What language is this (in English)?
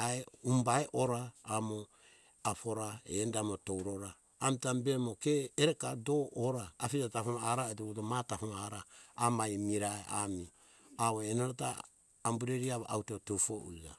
Hunjara-Kaina Ke